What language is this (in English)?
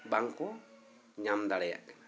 Santali